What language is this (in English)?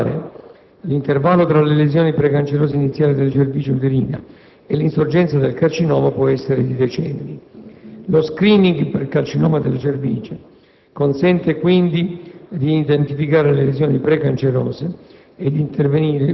Italian